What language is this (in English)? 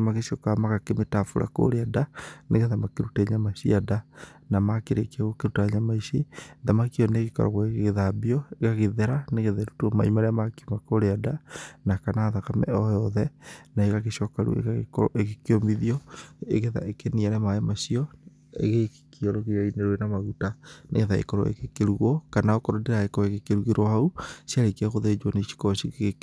Kikuyu